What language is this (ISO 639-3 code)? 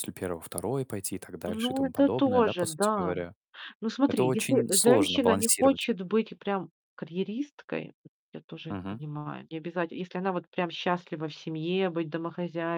rus